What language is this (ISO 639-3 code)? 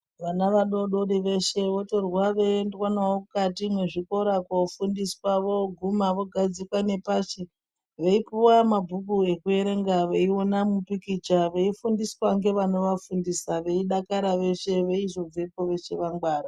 ndc